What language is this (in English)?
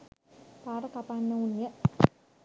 Sinhala